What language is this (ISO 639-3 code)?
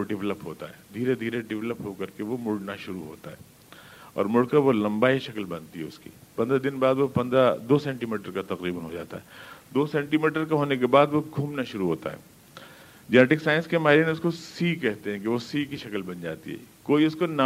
urd